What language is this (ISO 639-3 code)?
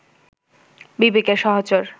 ben